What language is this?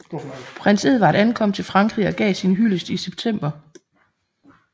Danish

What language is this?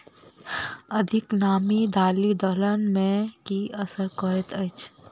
Maithili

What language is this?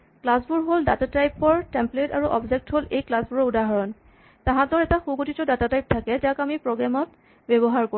Assamese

